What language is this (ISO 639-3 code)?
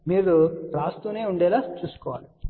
tel